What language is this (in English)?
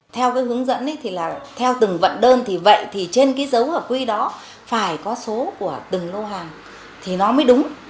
Vietnamese